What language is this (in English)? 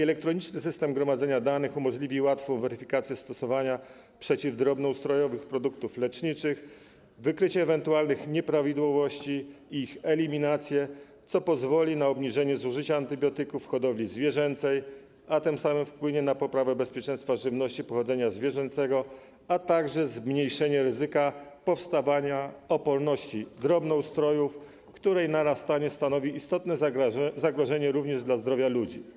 Polish